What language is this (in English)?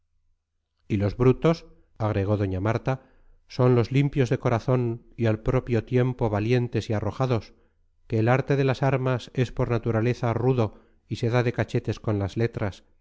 Spanish